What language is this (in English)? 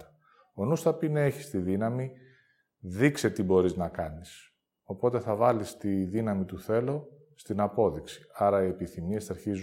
Greek